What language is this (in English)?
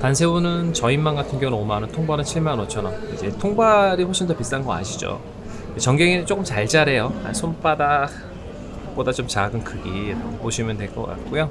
Korean